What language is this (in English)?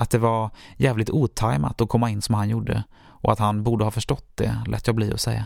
Swedish